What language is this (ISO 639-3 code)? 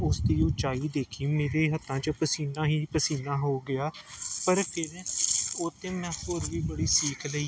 pan